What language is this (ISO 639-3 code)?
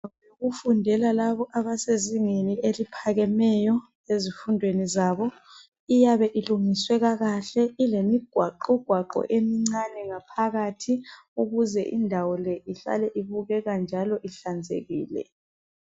nde